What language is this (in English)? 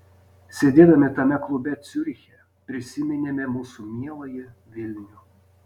Lithuanian